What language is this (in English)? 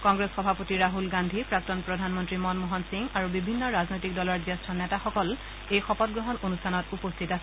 Assamese